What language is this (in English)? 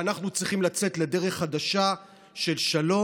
Hebrew